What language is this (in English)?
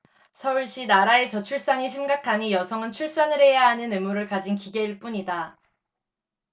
Korean